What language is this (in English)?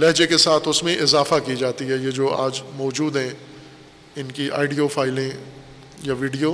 Urdu